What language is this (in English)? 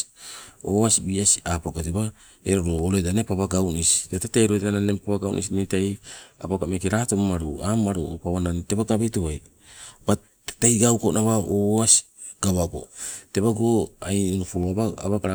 Sibe